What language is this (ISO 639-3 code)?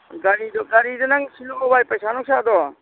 mni